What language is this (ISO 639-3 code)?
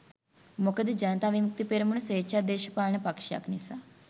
sin